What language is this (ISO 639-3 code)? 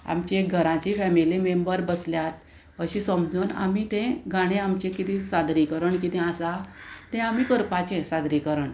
kok